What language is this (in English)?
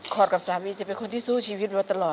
Thai